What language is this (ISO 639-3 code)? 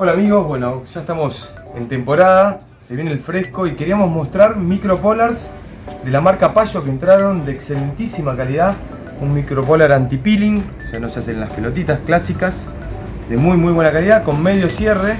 spa